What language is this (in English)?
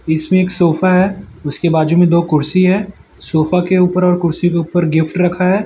Hindi